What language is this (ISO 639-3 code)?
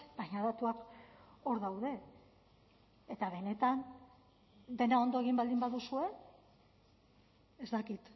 eus